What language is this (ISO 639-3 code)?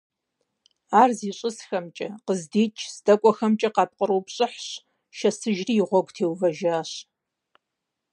kbd